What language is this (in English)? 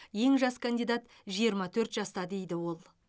Kazakh